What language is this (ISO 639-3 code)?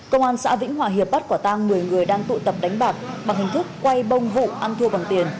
vie